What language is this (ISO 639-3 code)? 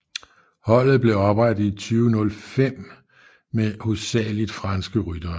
dan